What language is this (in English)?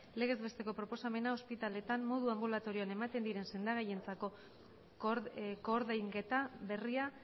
Basque